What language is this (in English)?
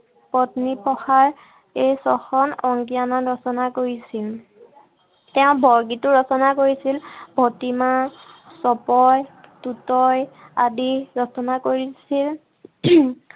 Assamese